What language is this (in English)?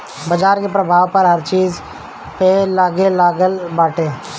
Bhojpuri